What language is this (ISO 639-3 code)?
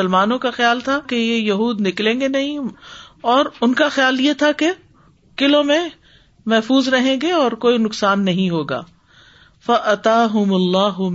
urd